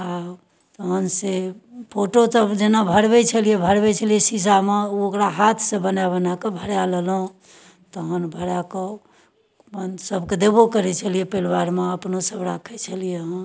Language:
Maithili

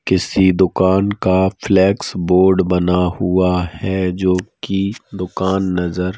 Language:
Hindi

